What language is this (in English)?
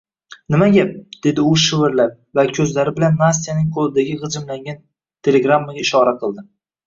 Uzbek